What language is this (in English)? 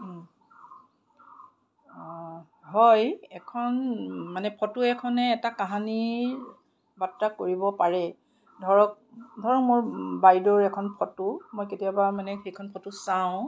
Assamese